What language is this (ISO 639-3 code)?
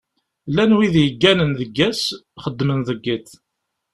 kab